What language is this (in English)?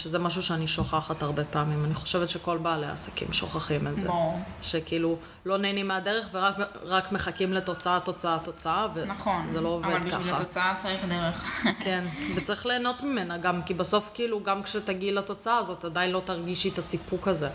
Hebrew